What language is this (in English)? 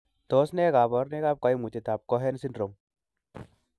Kalenjin